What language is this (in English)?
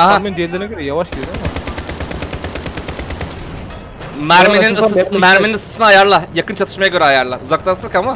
Turkish